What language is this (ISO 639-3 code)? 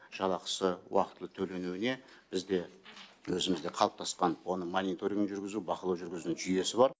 kaz